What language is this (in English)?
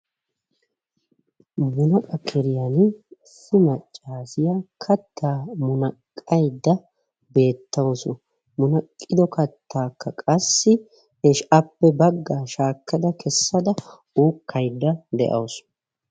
Wolaytta